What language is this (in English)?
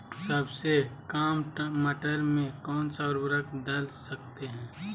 Magahi